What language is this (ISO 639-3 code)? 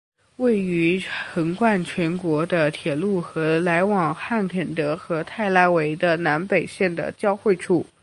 zho